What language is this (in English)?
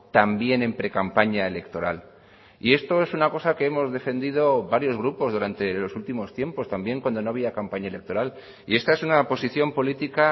Spanish